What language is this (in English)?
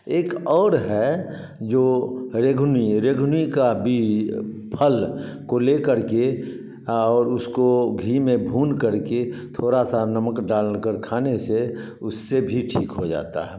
Hindi